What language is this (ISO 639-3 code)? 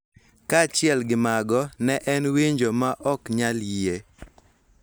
luo